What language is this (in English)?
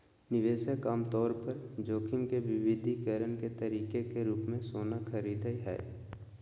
Magahi